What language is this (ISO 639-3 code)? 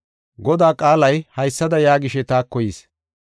gof